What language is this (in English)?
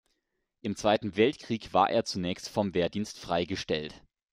German